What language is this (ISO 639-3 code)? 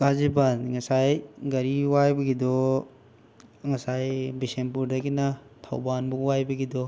mni